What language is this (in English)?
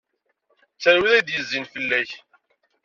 Kabyle